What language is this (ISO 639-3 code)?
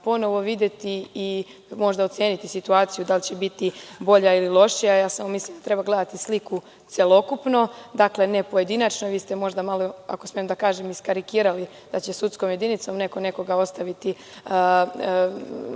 srp